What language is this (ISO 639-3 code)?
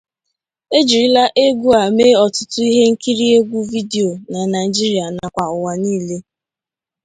ibo